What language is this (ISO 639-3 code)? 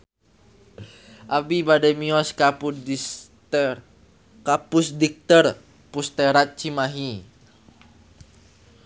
sun